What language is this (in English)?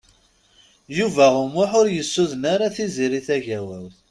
Kabyle